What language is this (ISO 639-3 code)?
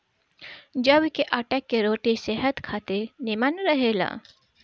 bho